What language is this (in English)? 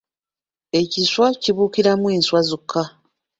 Ganda